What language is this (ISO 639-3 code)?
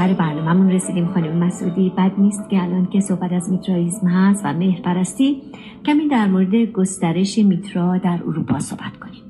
fas